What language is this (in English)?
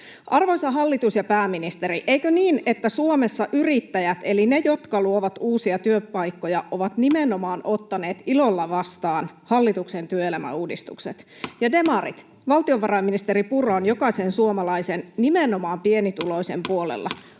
Finnish